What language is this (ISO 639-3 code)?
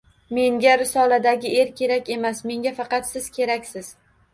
uzb